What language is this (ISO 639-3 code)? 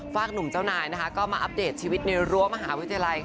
tha